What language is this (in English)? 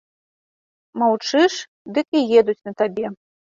Belarusian